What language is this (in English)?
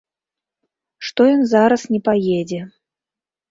Belarusian